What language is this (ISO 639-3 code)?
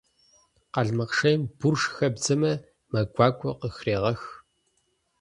kbd